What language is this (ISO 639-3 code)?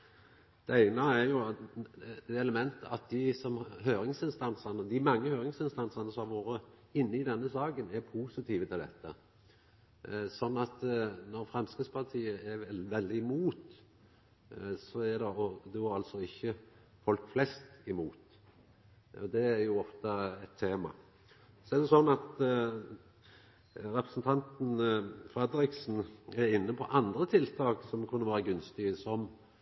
nno